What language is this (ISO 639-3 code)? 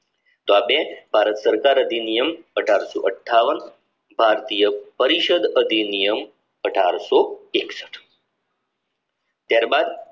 guj